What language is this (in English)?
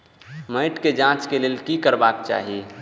Maithili